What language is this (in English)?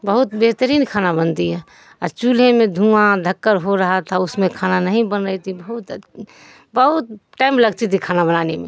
Urdu